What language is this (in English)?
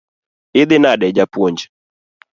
Luo (Kenya and Tanzania)